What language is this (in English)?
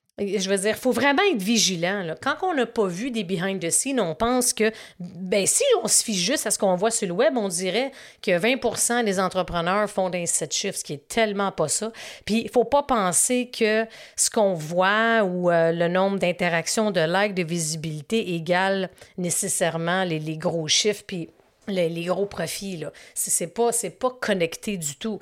French